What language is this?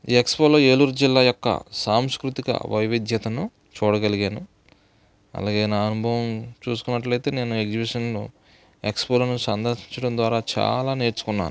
Telugu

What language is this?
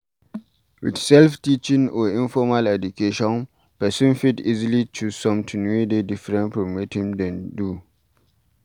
Nigerian Pidgin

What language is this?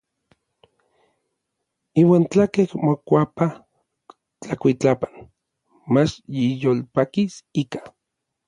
Orizaba Nahuatl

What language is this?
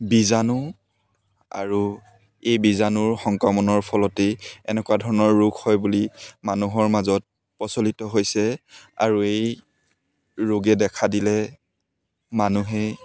Assamese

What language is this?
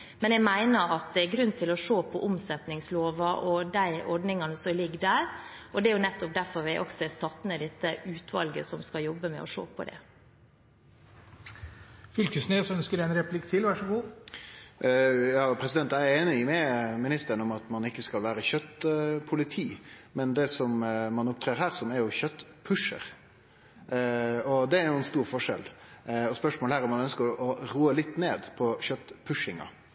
Norwegian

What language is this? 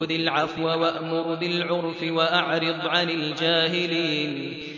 Arabic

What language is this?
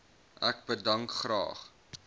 Afrikaans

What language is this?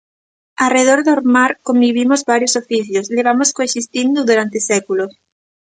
Galician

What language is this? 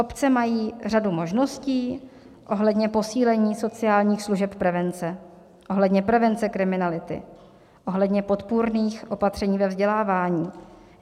Czech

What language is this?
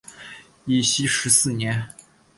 Chinese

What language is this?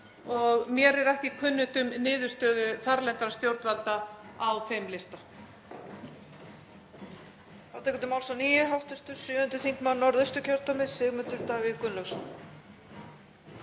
Icelandic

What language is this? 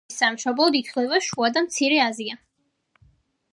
Georgian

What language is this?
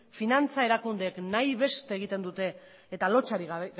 Basque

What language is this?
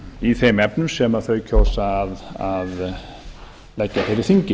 Icelandic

